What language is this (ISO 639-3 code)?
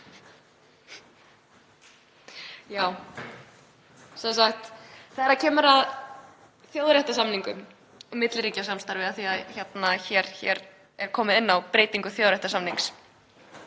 isl